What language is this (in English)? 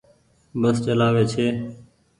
Goaria